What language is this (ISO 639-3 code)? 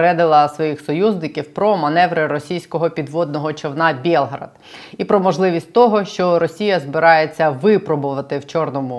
ukr